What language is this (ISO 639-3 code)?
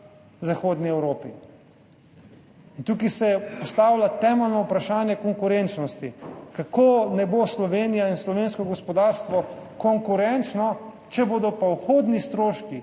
slv